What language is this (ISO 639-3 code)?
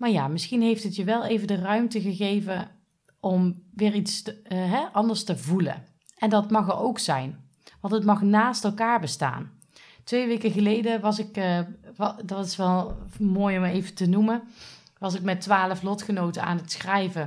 nld